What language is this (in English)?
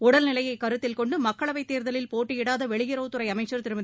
Tamil